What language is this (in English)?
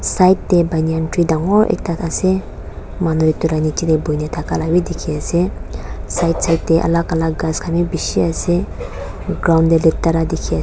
Naga Pidgin